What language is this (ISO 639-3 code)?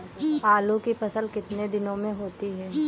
hin